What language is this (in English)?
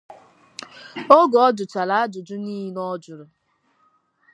Igbo